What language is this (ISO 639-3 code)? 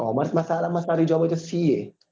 guj